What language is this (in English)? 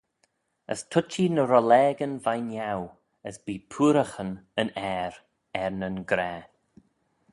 Manx